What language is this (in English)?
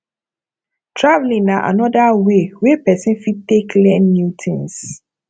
Nigerian Pidgin